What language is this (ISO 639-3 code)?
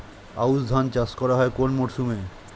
ben